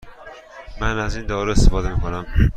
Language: Persian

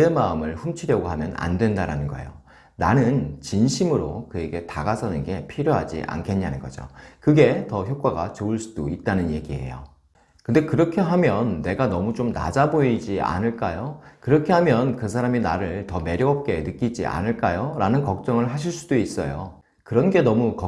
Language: Korean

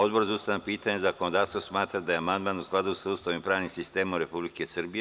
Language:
Serbian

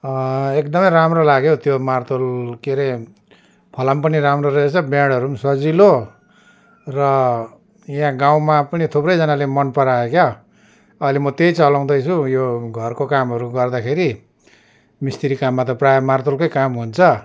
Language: Nepali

